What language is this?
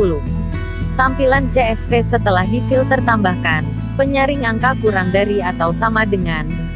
Indonesian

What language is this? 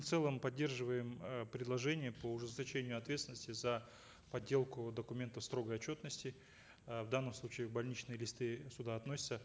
Kazakh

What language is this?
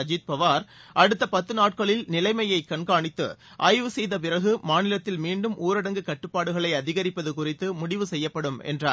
Tamil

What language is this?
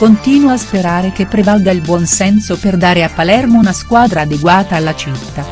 Italian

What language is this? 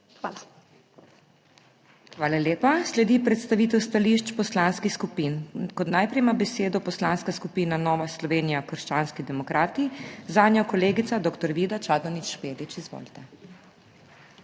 Slovenian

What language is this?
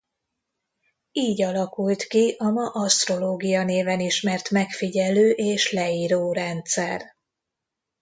Hungarian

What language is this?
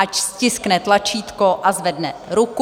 Czech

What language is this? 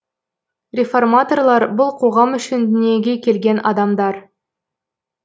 Kazakh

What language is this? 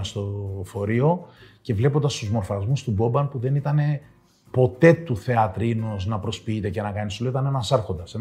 Greek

